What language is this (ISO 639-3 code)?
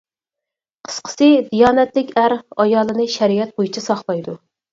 uig